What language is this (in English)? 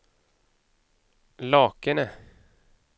Swedish